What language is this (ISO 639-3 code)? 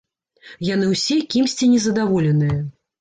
bel